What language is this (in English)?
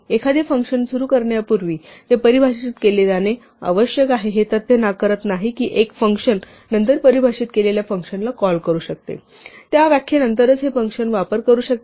Marathi